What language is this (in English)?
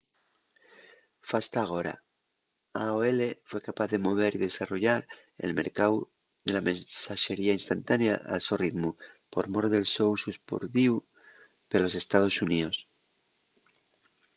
Asturian